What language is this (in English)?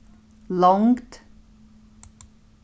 Faroese